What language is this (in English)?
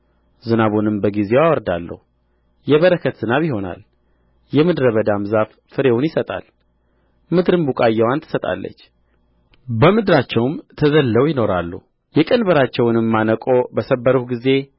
Amharic